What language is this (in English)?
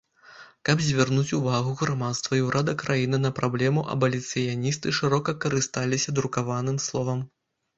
Belarusian